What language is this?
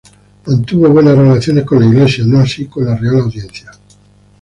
Spanish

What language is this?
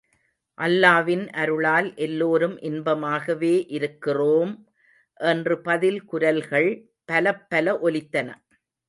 Tamil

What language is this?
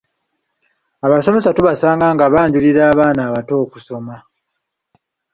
Ganda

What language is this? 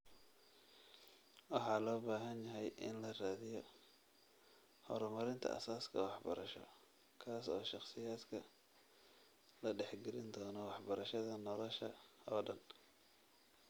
Somali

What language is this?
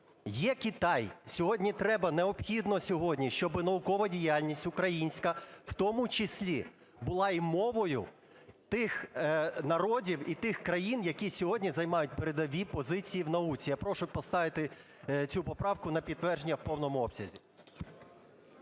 Ukrainian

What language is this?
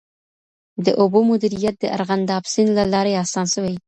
Pashto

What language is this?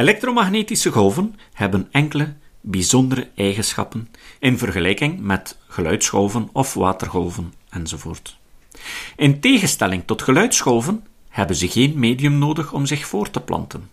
Dutch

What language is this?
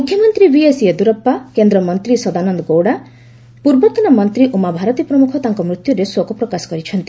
Odia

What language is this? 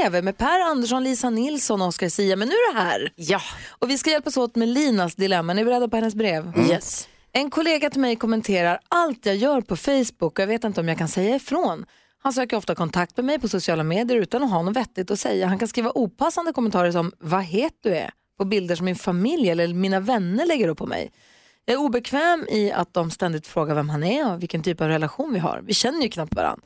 Swedish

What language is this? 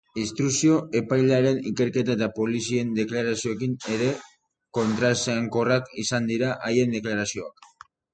Basque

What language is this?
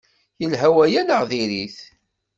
Kabyle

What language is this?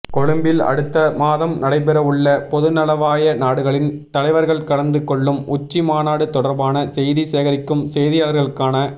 Tamil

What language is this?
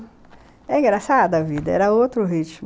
Portuguese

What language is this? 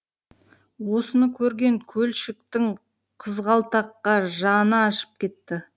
Kazakh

